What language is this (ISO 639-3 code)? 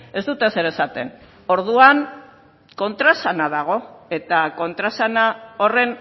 eus